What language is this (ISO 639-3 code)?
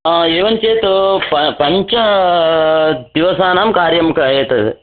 san